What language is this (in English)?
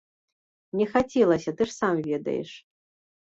Belarusian